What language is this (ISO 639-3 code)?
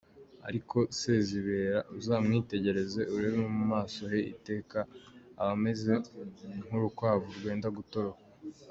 kin